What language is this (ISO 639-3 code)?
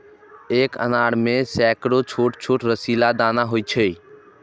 mai